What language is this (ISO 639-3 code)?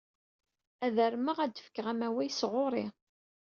kab